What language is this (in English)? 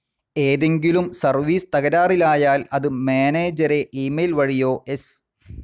Malayalam